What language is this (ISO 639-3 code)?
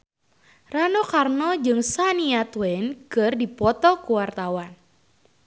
sun